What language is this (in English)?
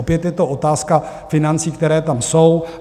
Czech